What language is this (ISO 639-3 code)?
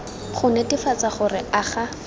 tsn